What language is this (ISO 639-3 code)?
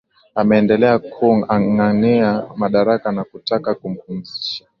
swa